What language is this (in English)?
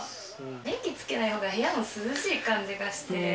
Japanese